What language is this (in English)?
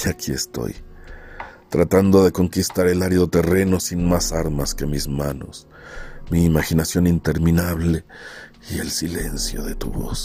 Spanish